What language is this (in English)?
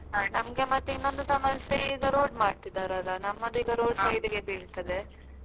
Kannada